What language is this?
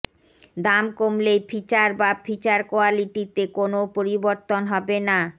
Bangla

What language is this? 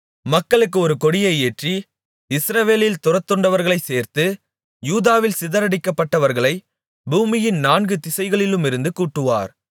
Tamil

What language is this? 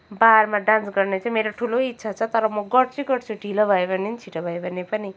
Nepali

